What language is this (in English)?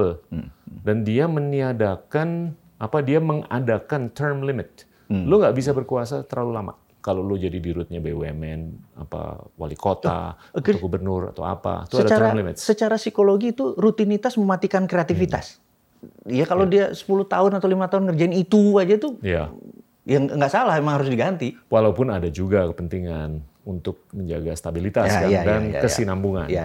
Indonesian